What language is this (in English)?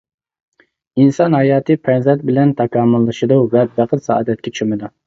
Uyghur